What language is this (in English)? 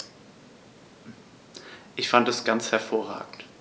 German